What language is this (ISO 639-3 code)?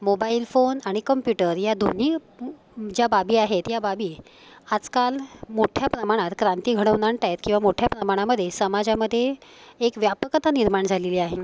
mar